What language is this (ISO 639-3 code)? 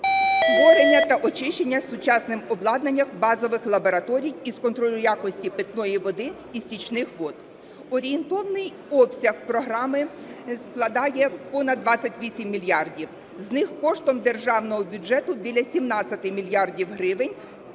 ukr